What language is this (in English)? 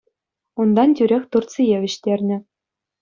Chuvash